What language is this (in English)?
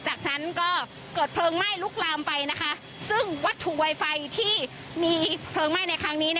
Thai